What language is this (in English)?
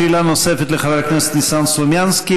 Hebrew